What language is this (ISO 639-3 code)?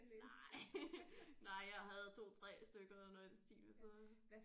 dan